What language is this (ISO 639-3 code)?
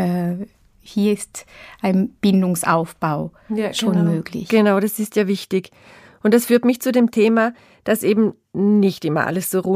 deu